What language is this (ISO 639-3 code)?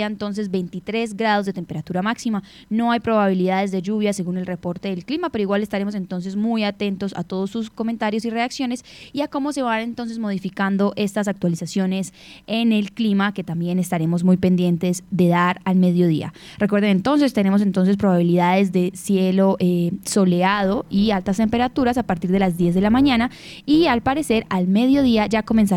spa